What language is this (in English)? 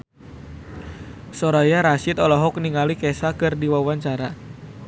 Sundanese